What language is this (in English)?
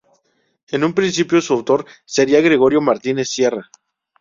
Spanish